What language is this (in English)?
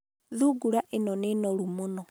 Kikuyu